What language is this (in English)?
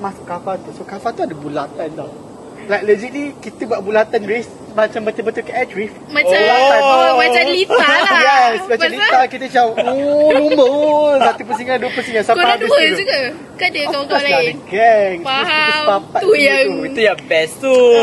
Malay